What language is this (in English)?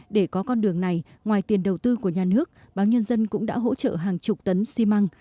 Vietnamese